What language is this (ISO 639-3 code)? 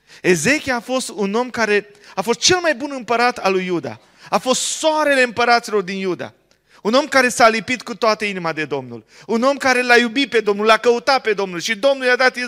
ron